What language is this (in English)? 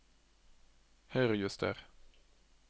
Norwegian